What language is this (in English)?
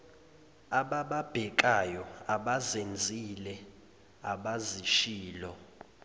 Zulu